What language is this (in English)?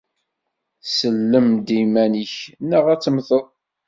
Kabyle